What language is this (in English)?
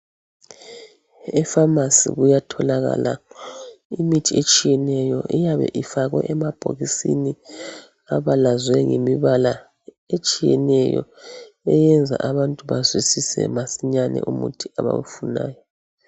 North Ndebele